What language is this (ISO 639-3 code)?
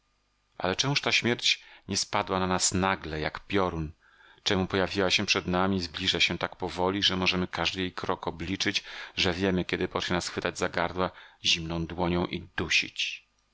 pol